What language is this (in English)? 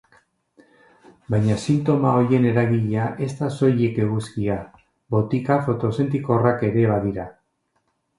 Basque